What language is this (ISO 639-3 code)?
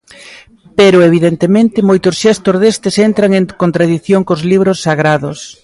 glg